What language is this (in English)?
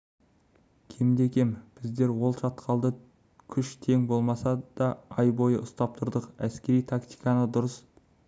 Kazakh